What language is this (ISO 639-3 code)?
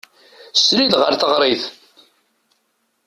kab